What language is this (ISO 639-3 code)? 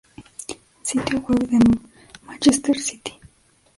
spa